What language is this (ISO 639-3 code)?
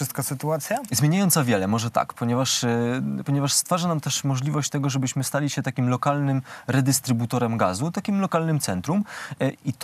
pol